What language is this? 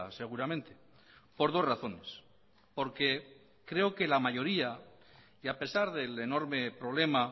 Spanish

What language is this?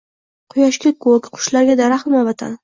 Uzbek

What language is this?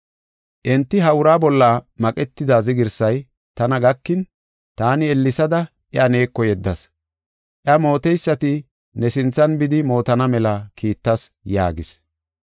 Gofa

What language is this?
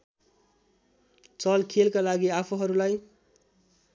Nepali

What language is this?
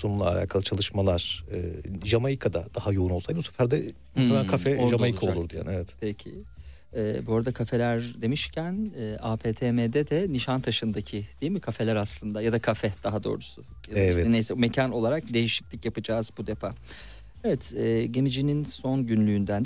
Turkish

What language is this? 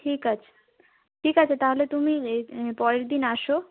Bangla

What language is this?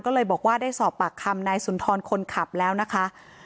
Thai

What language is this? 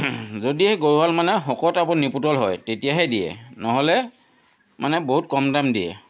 Assamese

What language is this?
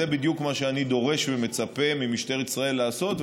Hebrew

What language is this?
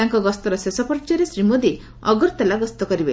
Odia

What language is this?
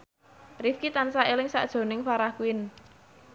Javanese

